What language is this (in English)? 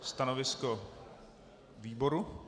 Czech